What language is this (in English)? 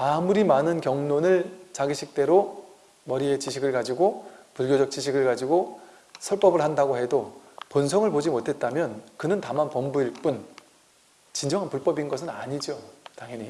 Korean